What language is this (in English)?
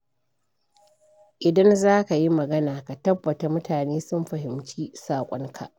Hausa